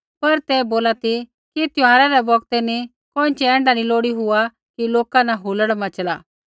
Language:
Kullu Pahari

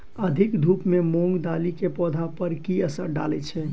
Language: Maithili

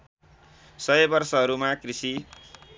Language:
Nepali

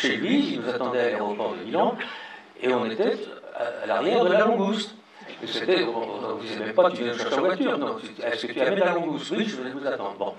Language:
French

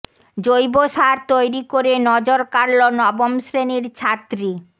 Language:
Bangla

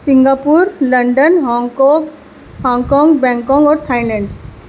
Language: Urdu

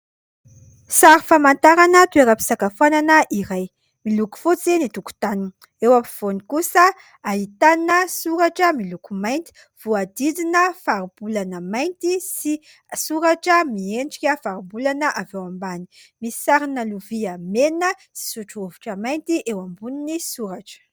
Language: Malagasy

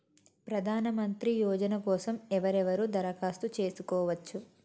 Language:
Telugu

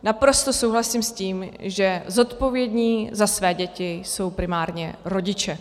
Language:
Czech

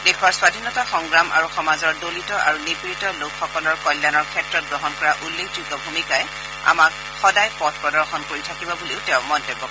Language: Assamese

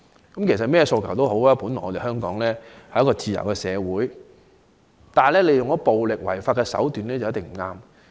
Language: Cantonese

